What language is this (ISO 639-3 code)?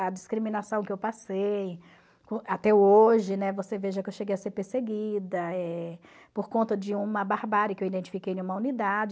por